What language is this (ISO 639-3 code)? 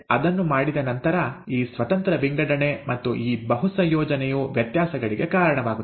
kan